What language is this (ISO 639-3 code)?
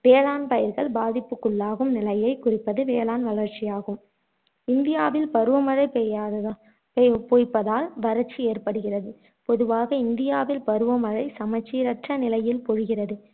tam